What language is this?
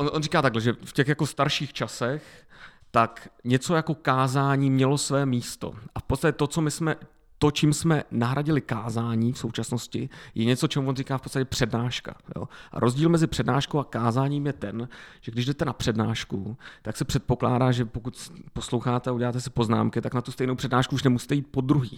Czech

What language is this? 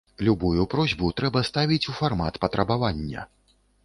Belarusian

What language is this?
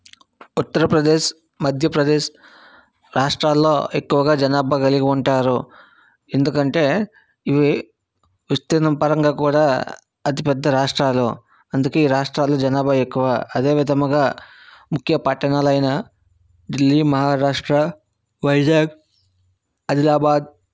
Telugu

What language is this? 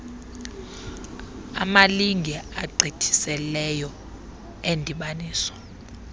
Xhosa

